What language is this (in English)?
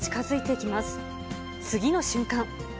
Japanese